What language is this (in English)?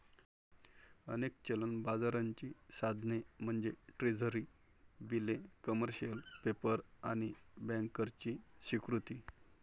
Marathi